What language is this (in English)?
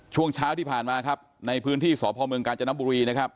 Thai